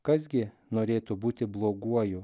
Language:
Lithuanian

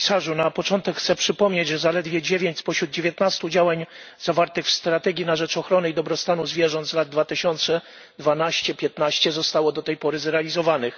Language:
Polish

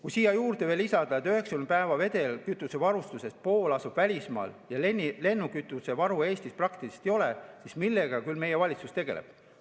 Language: Estonian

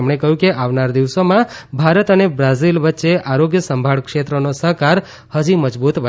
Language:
Gujarati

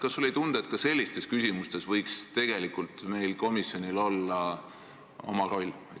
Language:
Estonian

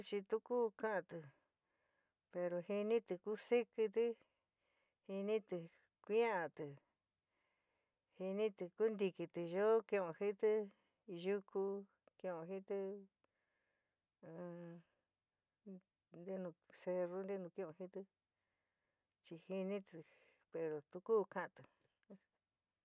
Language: San Miguel El Grande Mixtec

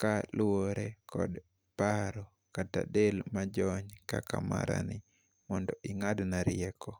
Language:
Luo (Kenya and Tanzania)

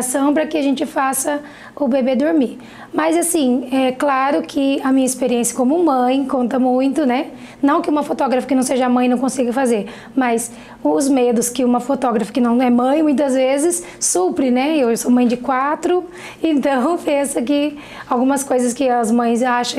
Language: Portuguese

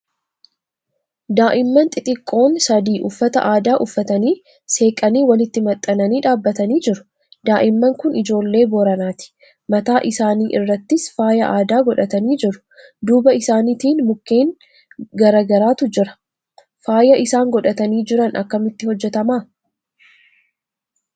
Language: Oromo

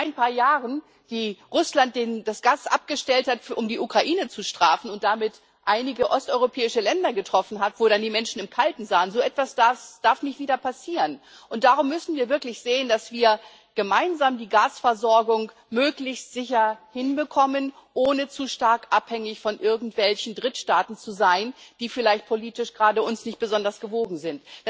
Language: German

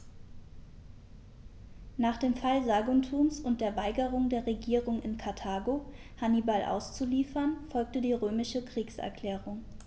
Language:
German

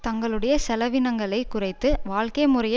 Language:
Tamil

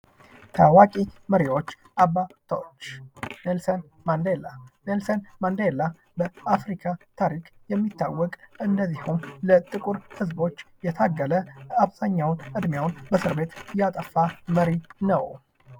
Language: Amharic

